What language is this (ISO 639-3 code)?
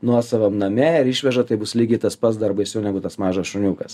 lit